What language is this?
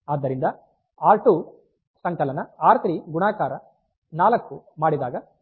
Kannada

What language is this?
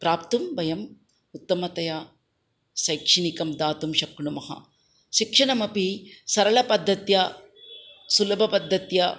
Sanskrit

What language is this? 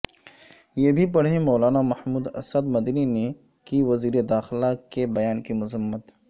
Urdu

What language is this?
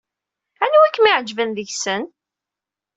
Kabyle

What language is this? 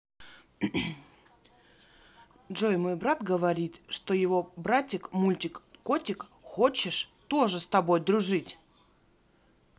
Russian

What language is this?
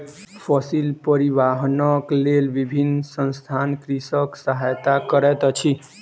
Maithili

